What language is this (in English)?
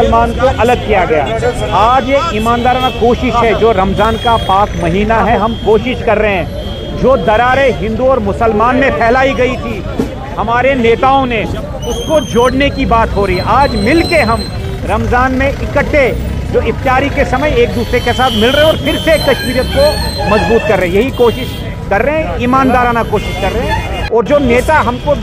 Hindi